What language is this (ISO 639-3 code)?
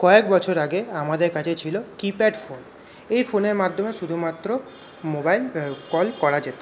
ben